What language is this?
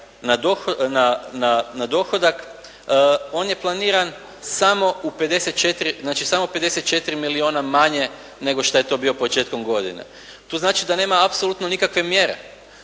Croatian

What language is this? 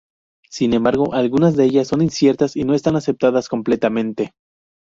Spanish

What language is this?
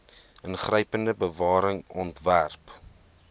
Afrikaans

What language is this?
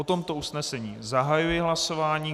Czech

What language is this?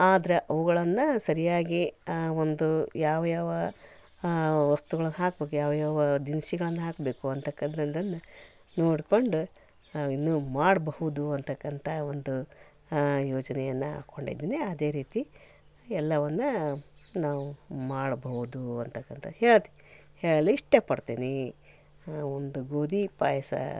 Kannada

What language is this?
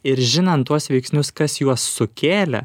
Lithuanian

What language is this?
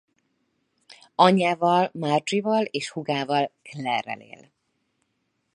Hungarian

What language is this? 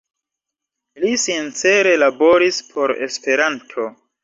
Esperanto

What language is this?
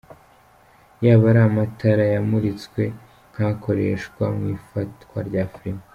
Kinyarwanda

